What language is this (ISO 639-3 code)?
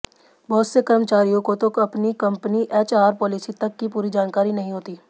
hin